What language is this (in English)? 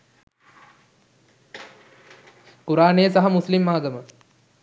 Sinhala